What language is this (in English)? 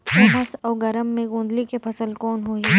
Chhattisgarhi